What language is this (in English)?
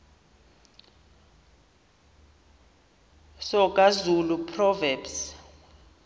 Xhosa